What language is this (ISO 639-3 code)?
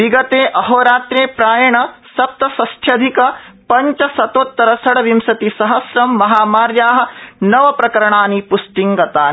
san